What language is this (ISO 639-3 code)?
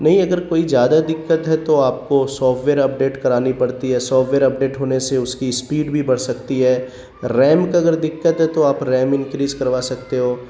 urd